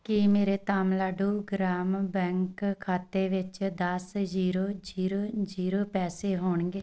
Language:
Punjabi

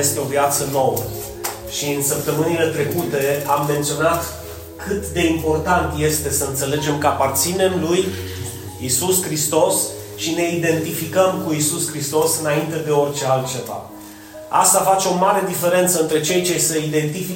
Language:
Romanian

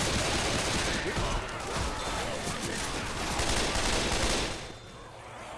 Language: Portuguese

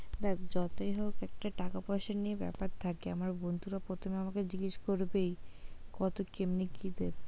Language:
Bangla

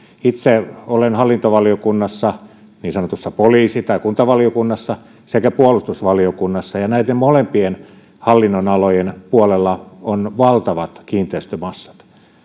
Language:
Finnish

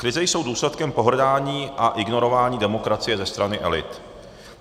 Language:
Czech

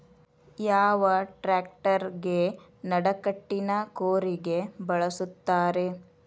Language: Kannada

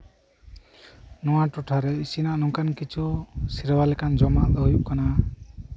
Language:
Santali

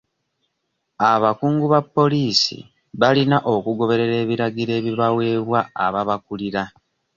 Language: Ganda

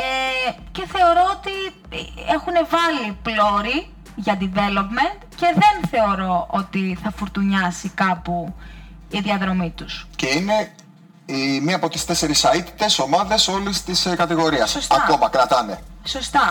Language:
Greek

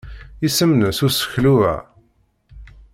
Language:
Kabyle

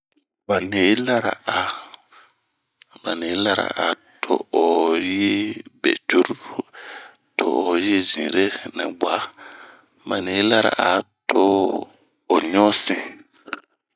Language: Bomu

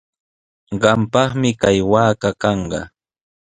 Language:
Sihuas Ancash Quechua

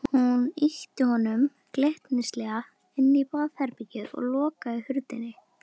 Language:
Icelandic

